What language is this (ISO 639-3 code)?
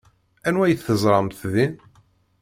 kab